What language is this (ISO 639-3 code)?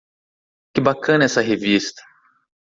por